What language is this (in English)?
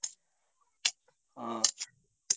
Odia